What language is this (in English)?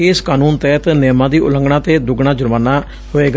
Punjabi